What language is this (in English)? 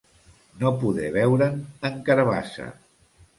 Catalan